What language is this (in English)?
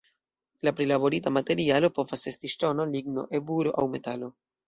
Esperanto